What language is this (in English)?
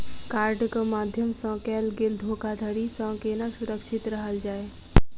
Maithili